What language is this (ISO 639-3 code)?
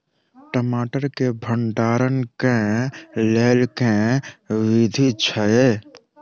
mai